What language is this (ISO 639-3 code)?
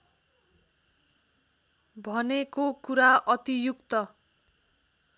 nep